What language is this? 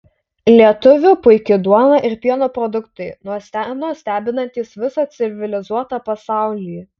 Lithuanian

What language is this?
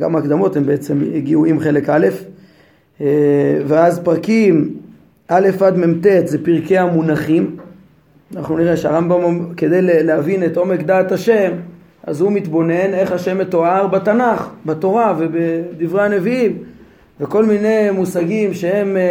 Hebrew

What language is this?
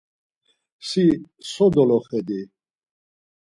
Laz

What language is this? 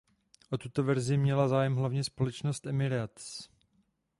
Czech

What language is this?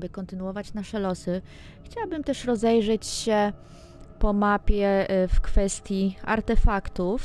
Polish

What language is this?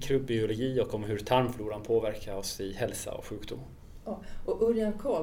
Swedish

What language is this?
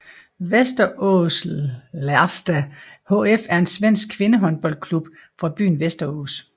Danish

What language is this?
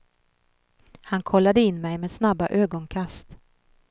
Swedish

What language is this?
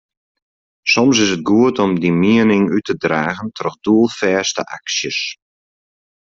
Western Frisian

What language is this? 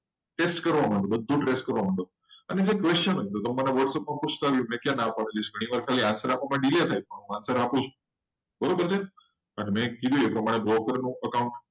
Gujarati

